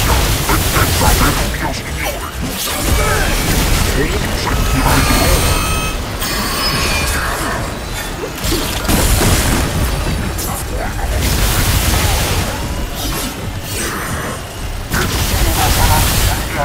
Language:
Italian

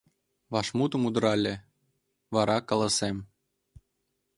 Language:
Mari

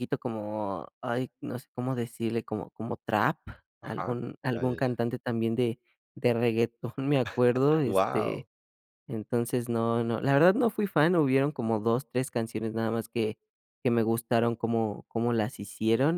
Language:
Spanish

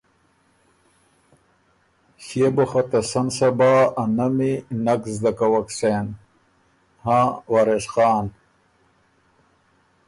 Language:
Ormuri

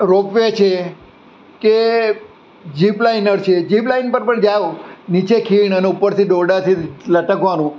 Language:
Gujarati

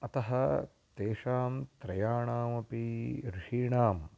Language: Sanskrit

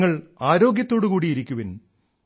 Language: Malayalam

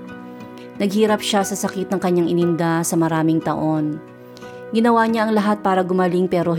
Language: Filipino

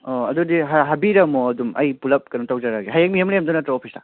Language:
Manipuri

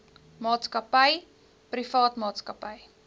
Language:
Afrikaans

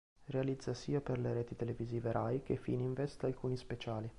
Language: Italian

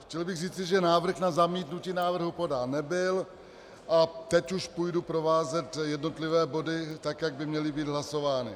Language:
Czech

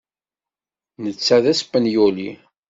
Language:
Kabyle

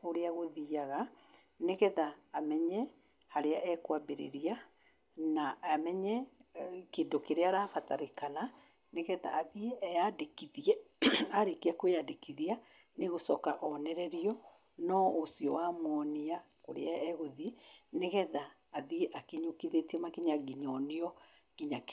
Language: Kikuyu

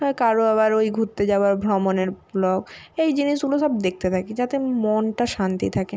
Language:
Bangla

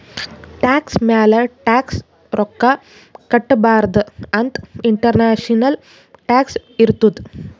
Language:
Kannada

